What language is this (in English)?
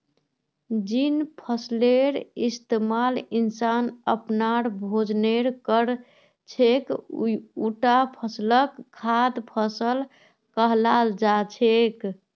Magahi